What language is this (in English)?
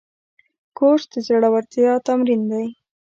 Pashto